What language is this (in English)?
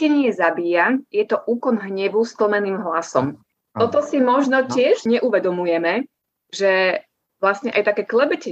Slovak